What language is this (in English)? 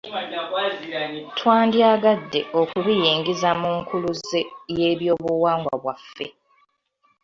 Ganda